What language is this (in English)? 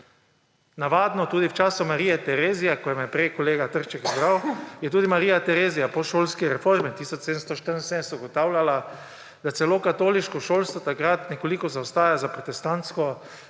Slovenian